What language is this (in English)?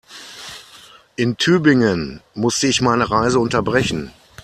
German